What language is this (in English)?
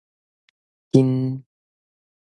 Min Nan Chinese